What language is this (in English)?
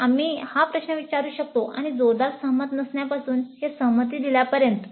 Marathi